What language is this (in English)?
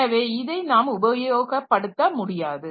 Tamil